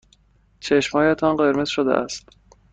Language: Persian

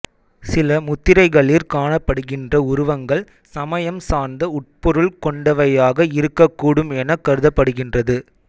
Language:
Tamil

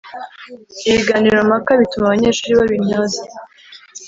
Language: Kinyarwanda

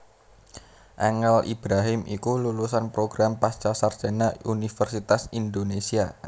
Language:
Javanese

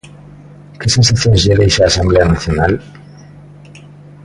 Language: Galician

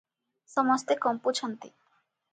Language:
Odia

